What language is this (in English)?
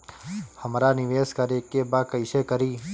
Bhojpuri